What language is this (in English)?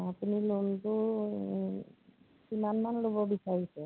Assamese